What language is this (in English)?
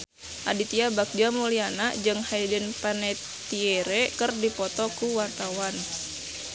Sundanese